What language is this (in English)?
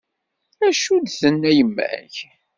Kabyle